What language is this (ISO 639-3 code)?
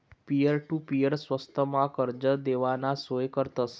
mar